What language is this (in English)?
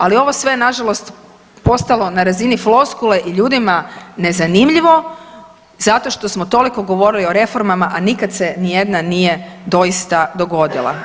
Croatian